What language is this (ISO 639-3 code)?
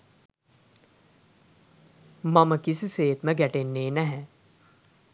sin